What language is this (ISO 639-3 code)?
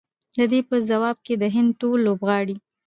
pus